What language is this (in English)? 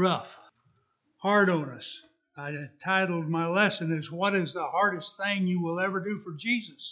English